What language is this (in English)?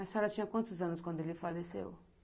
Portuguese